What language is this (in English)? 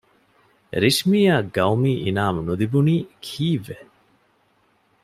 Divehi